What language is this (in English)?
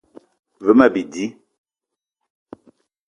Eton (Cameroon)